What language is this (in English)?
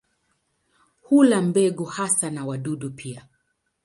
Swahili